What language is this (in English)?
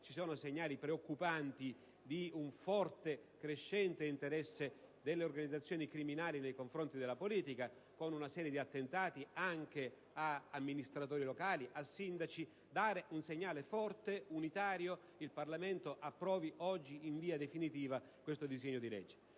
Italian